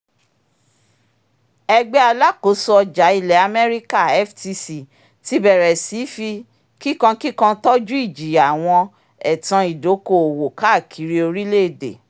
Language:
Yoruba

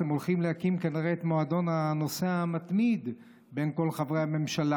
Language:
Hebrew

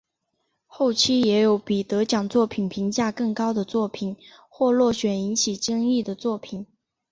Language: Chinese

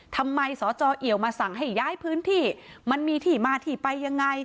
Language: Thai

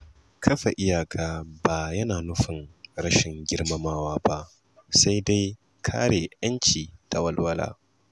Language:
Hausa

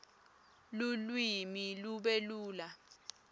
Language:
Swati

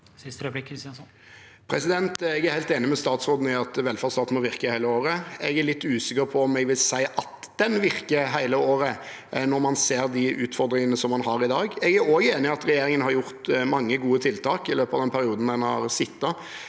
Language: Norwegian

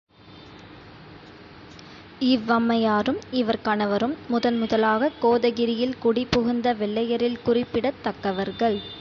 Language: Tamil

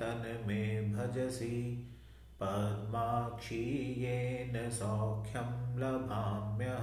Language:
Hindi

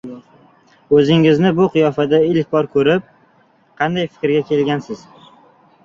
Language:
Uzbek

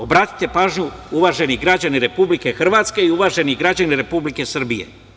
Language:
Serbian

